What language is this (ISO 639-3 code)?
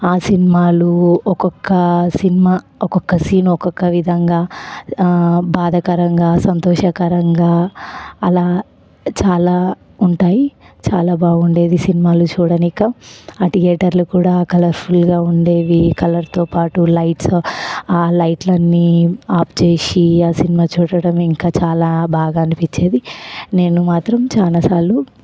tel